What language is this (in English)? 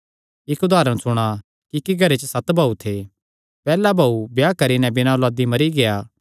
Kangri